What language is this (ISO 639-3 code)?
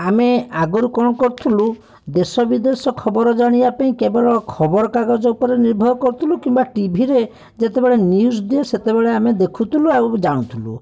ori